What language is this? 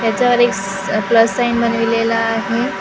Marathi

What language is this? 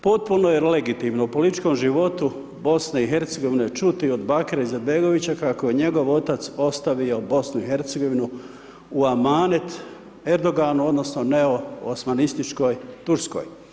Croatian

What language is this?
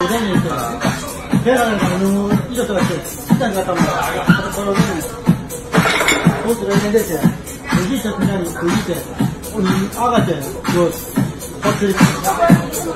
Italian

